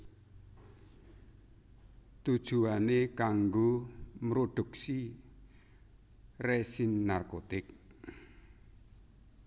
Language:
Javanese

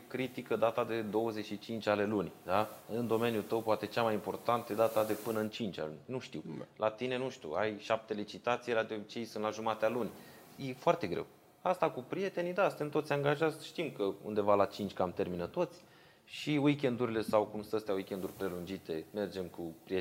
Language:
Romanian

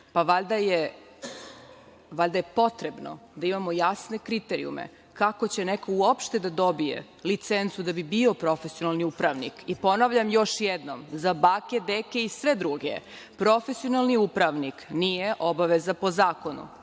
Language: Serbian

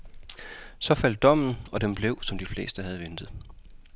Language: Danish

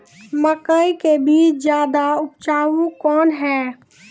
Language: Maithili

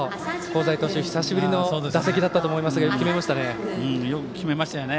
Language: Japanese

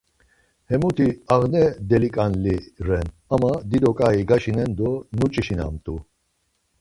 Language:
Laz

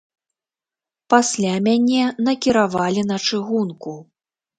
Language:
Belarusian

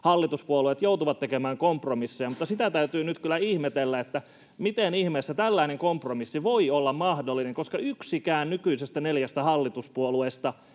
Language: Finnish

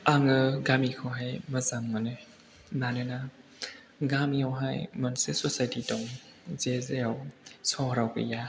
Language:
Bodo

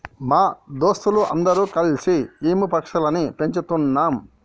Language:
Telugu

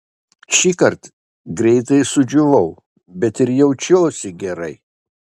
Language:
Lithuanian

